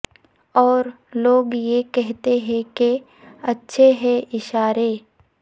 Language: Urdu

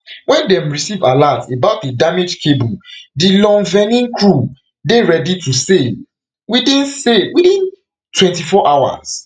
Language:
Nigerian Pidgin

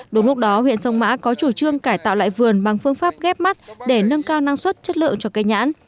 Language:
Vietnamese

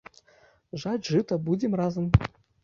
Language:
Belarusian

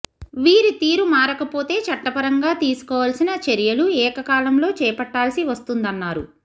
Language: Telugu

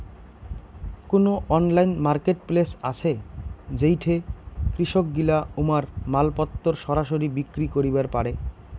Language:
Bangla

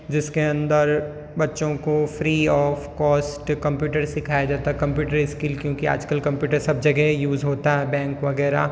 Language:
Hindi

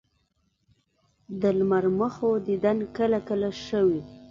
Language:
Pashto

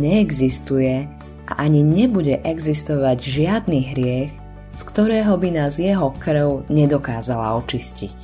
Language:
Slovak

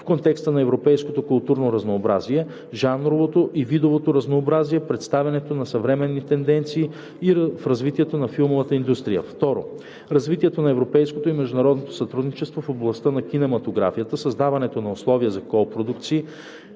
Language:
Bulgarian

